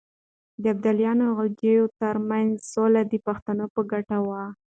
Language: Pashto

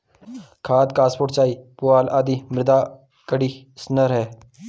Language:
Hindi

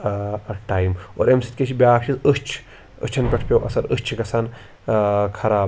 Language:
Kashmiri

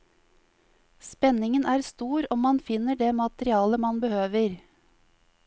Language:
Norwegian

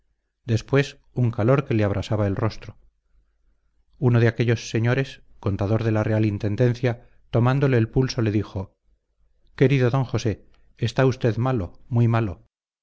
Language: Spanish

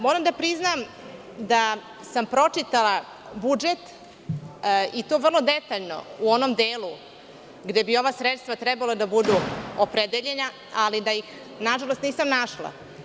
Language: Serbian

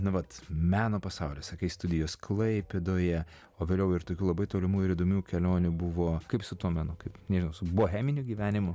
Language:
Lithuanian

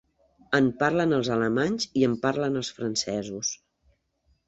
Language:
Catalan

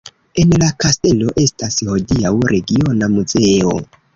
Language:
Esperanto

